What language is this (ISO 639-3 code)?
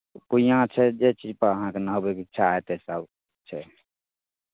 mai